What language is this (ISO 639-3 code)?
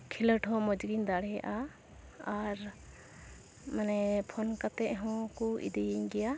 sat